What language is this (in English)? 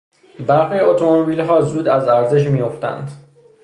Persian